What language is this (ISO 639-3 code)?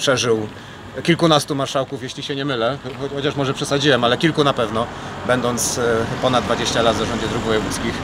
pol